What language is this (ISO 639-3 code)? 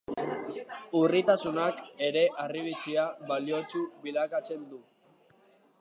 eus